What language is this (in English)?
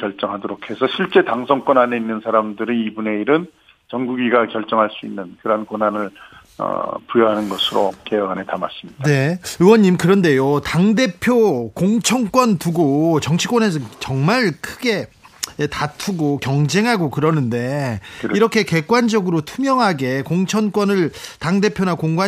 Korean